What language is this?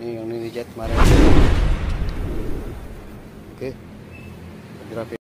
Indonesian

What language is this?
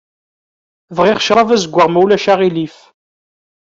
Kabyle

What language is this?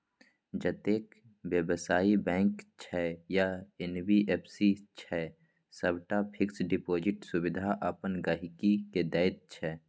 Maithili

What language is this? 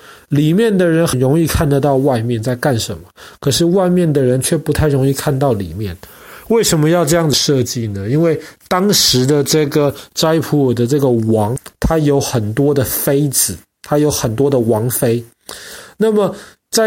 Chinese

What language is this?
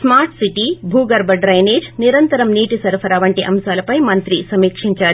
Telugu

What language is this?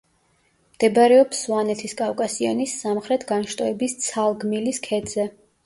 Georgian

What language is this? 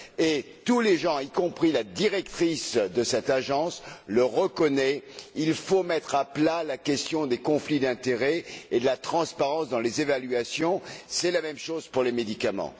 French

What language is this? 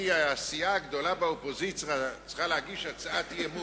Hebrew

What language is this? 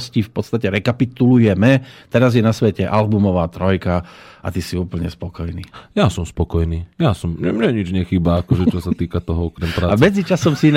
Slovak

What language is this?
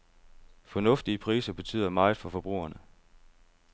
Danish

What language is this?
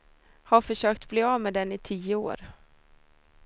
Swedish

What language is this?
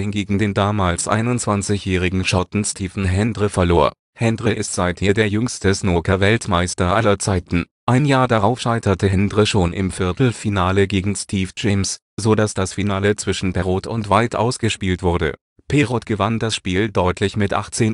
German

